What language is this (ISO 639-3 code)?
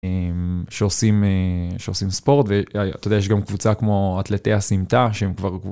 heb